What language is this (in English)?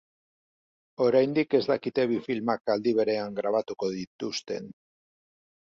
Basque